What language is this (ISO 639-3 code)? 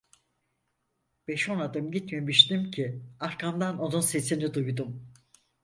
tur